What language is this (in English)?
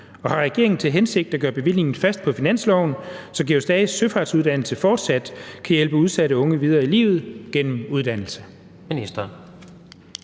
Danish